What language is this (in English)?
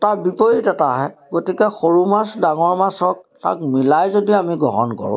Assamese